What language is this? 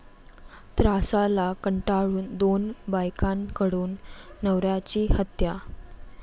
Marathi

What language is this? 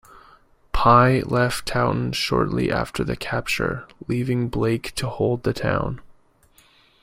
English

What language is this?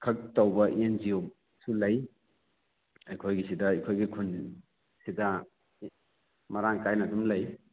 Manipuri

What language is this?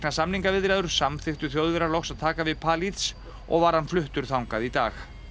Icelandic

